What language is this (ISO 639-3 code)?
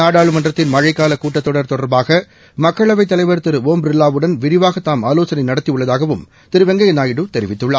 tam